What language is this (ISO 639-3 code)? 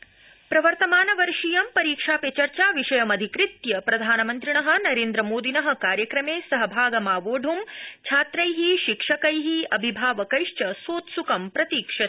san